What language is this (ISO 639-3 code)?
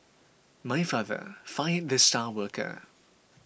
eng